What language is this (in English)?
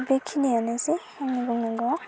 Bodo